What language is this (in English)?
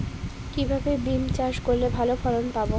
Bangla